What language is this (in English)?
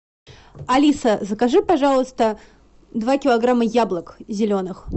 Russian